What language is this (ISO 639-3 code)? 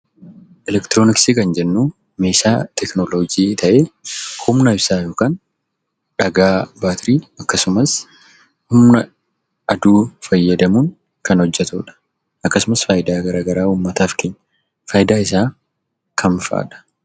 orm